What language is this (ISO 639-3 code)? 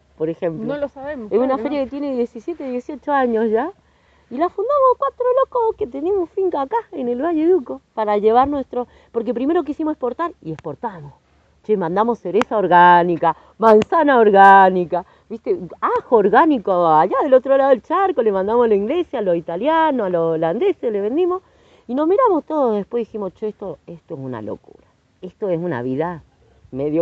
spa